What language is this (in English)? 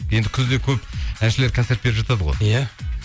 Kazakh